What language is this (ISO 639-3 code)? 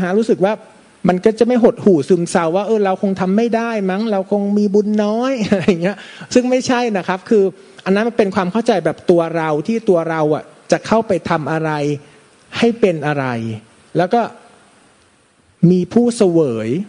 tha